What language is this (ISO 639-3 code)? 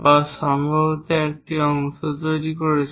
ben